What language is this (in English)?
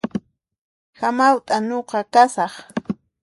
Puno Quechua